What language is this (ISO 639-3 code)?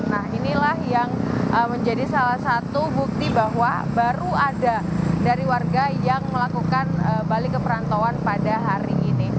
ind